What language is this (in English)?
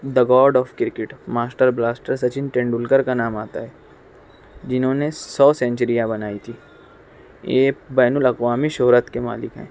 Urdu